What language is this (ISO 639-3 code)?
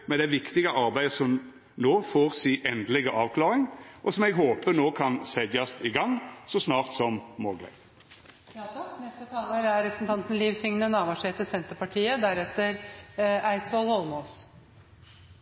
nno